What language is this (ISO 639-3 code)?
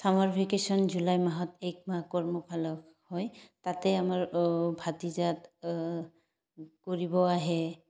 asm